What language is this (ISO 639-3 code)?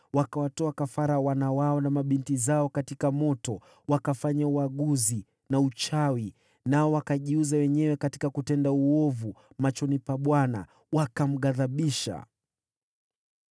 swa